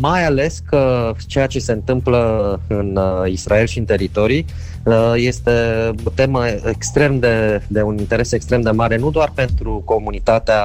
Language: Romanian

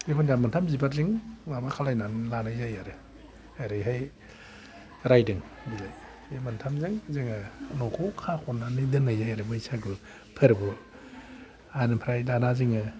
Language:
Bodo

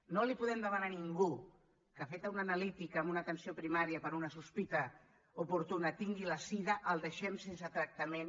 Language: Catalan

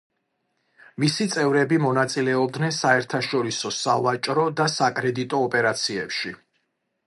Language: Georgian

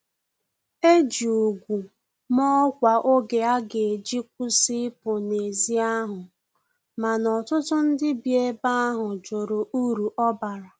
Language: Igbo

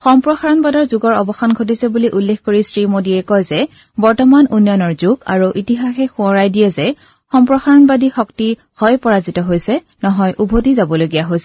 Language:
Assamese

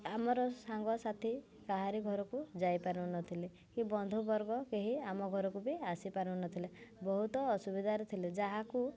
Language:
Odia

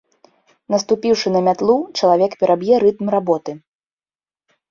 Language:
Belarusian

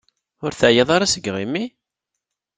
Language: Kabyle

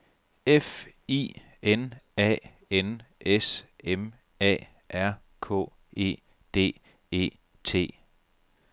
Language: Danish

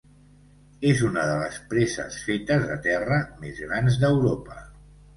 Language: Catalan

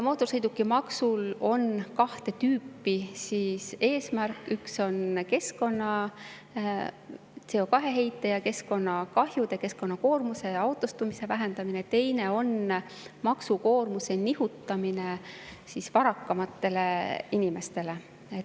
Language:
Estonian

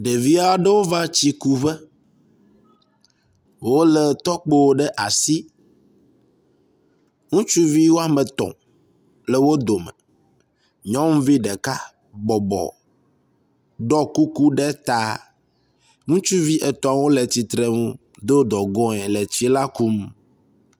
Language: Ewe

